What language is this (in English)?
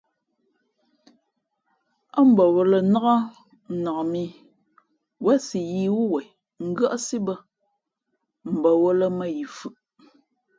Fe'fe'